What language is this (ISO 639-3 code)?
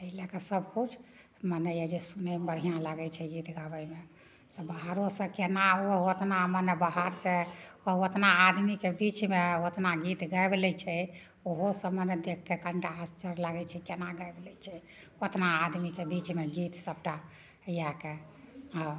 mai